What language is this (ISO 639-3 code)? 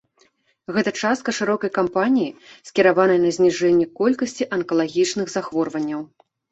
bel